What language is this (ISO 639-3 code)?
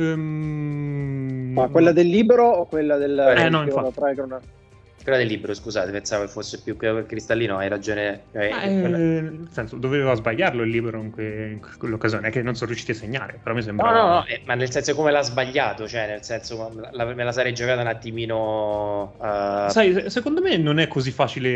ita